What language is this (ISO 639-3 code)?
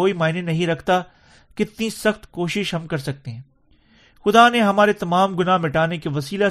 urd